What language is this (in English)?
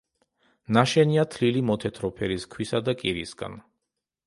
Georgian